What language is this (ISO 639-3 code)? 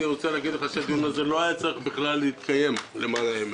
heb